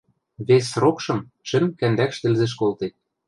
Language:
Western Mari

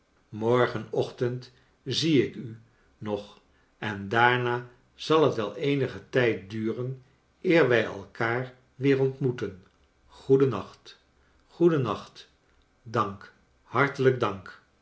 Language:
Dutch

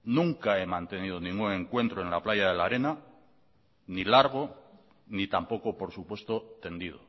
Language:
Spanish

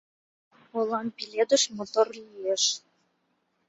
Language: Mari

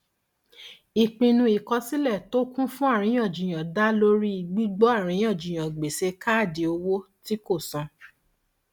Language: Yoruba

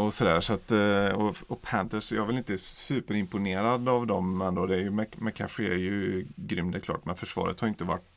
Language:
Swedish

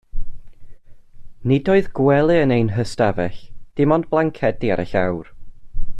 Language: Welsh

